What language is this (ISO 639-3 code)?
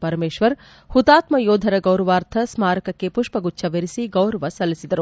kan